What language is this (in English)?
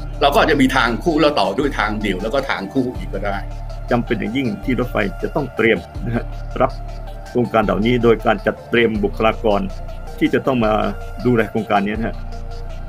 Thai